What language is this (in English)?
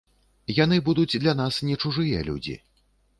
Belarusian